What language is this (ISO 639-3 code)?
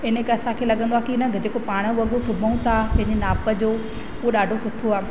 snd